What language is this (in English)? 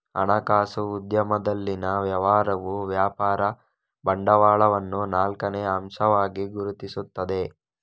Kannada